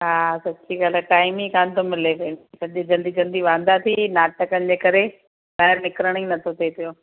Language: Sindhi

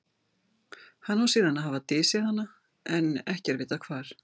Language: Icelandic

